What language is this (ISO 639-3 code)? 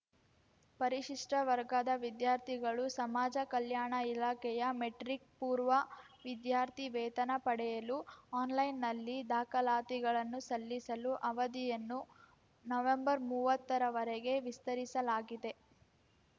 kan